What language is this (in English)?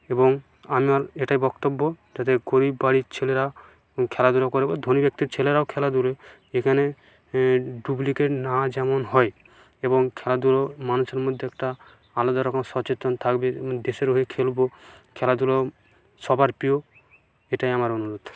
Bangla